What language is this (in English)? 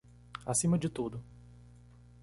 Portuguese